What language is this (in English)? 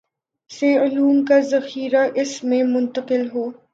Urdu